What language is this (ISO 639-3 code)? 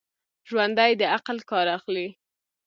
pus